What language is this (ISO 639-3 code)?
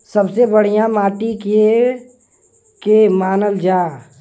bho